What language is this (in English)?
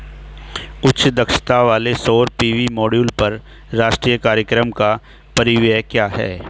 Hindi